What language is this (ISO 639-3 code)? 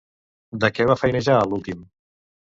cat